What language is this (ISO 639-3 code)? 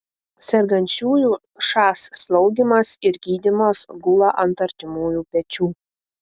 lit